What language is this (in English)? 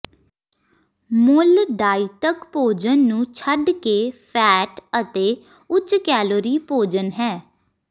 Punjabi